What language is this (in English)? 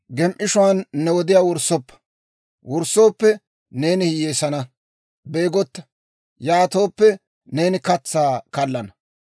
Dawro